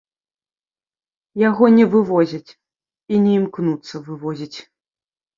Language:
Belarusian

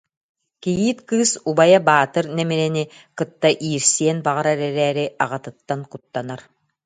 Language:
Yakut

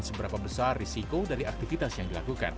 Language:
Indonesian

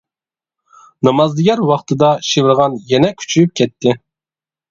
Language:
Uyghur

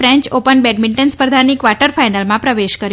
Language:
Gujarati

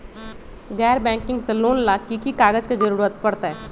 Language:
Magahi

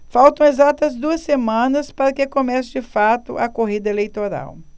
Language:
Portuguese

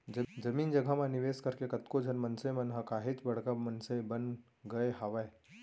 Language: Chhattisgarhi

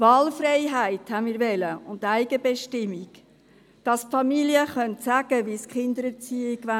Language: Swiss German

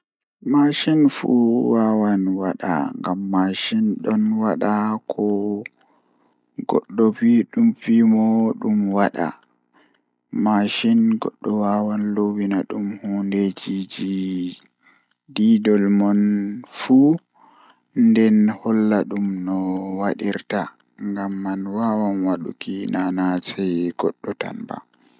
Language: Fula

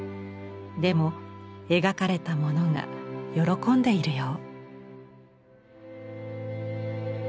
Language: Japanese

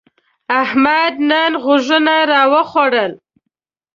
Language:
Pashto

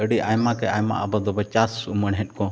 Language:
Santali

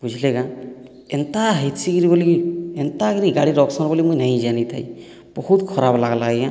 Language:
Odia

